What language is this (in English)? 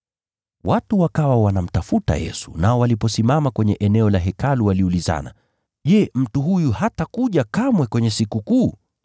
Swahili